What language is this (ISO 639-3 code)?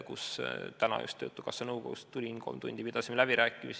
est